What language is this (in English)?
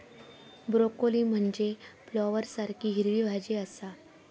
Marathi